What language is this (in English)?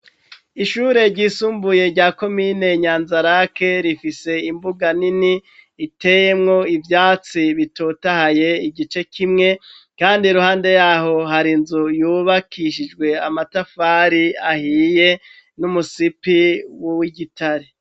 Rundi